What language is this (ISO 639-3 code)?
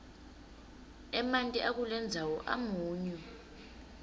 ssw